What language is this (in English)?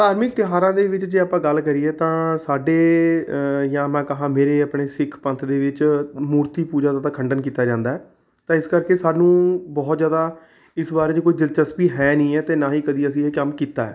Punjabi